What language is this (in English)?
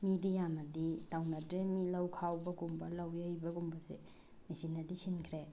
Manipuri